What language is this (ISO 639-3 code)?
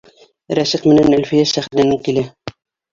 bak